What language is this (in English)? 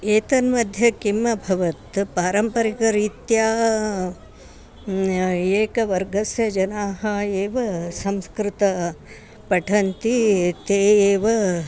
Sanskrit